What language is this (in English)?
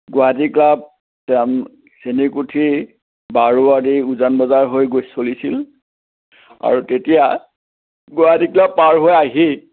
Assamese